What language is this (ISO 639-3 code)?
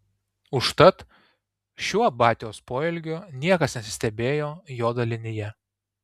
lit